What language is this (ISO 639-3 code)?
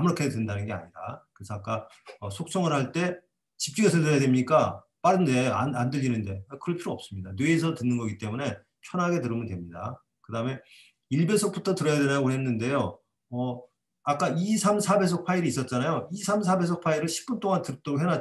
kor